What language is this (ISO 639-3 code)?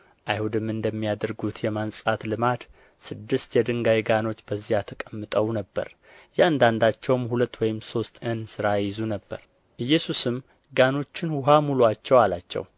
amh